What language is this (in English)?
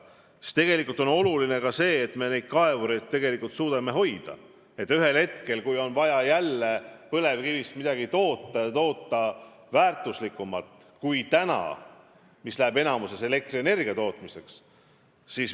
Estonian